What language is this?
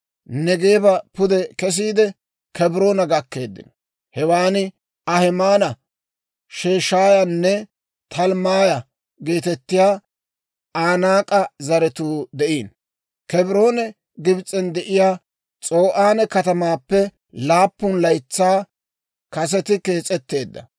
Dawro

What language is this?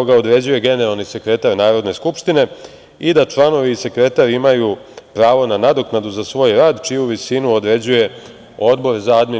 Serbian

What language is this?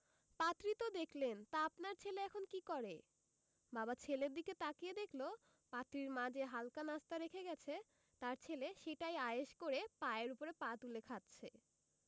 Bangla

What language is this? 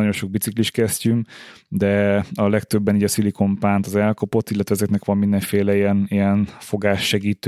Hungarian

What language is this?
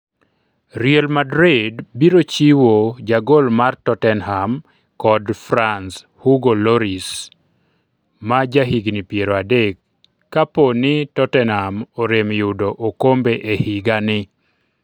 Luo (Kenya and Tanzania)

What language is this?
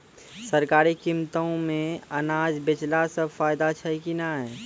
Maithili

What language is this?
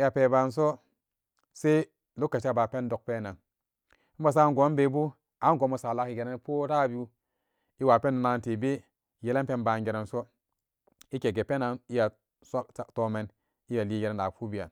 Samba Daka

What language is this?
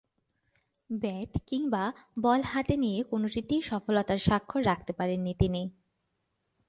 Bangla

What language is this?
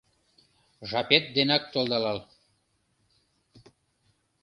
Mari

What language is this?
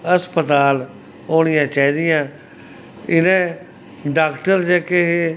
Dogri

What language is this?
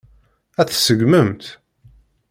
Kabyle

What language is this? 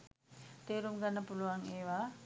Sinhala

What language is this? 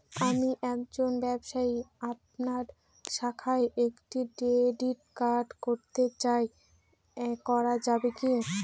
Bangla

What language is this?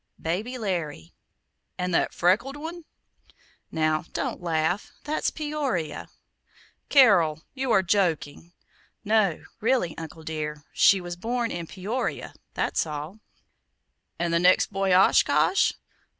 English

